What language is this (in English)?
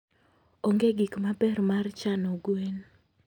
Luo (Kenya and Tanzania)